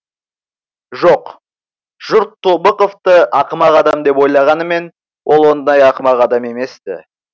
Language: Kazakh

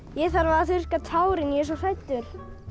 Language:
Icelandic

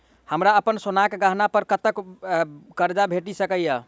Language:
Maithili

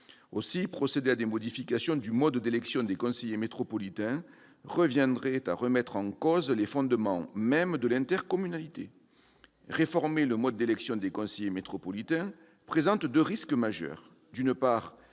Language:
French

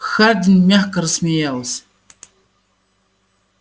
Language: Russian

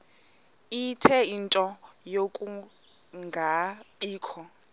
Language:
Xhosa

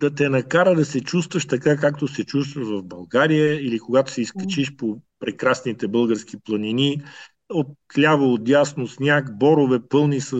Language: Bulgarian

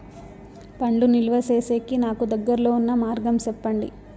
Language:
Telugu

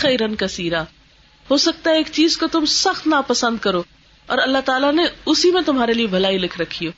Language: Urdu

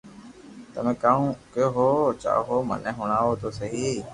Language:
Loarki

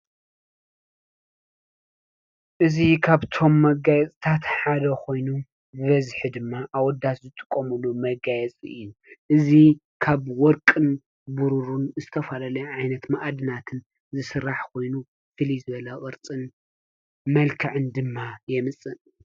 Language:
Tigrinya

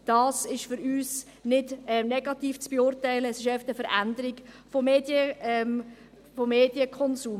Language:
Swiss German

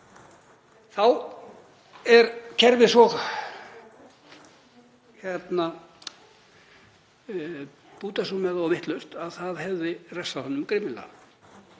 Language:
Icelandic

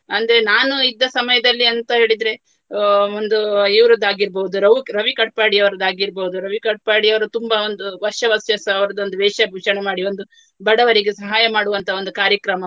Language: Kannada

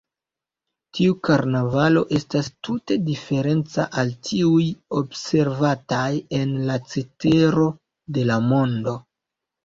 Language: Esperanto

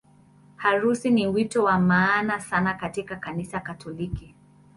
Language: Swahili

